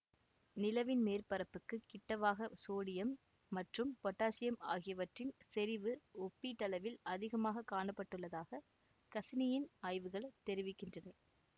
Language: Tamil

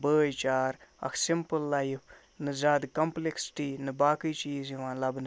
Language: Kashmiri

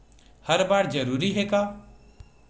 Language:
Chhattisgarhi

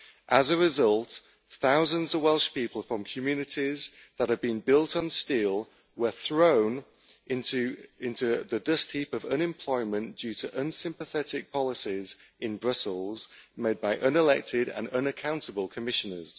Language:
English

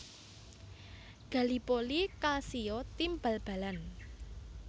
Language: Javanese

